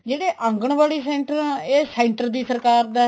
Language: Punjabi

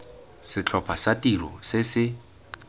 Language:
Tswana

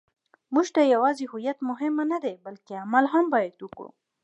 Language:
Pashto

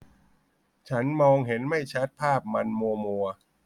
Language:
Thai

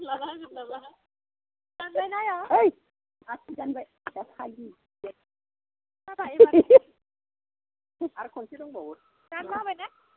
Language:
Bodo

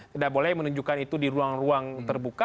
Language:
Indonesian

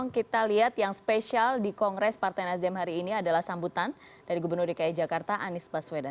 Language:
Indonesian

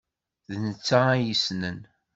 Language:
Kabyle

